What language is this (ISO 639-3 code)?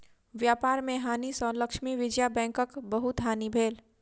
mai